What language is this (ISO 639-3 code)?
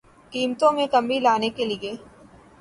urd